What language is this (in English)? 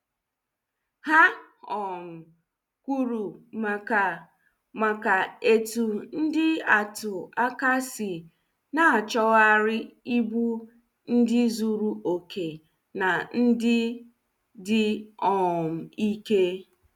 Igbo